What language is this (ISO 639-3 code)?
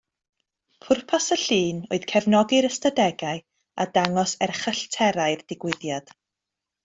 cym